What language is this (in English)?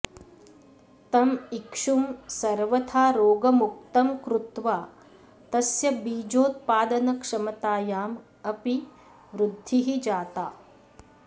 Sanskrit